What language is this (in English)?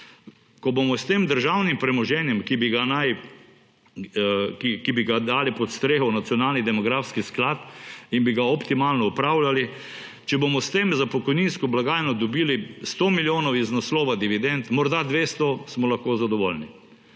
Slovenian